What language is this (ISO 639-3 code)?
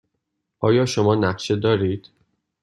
fas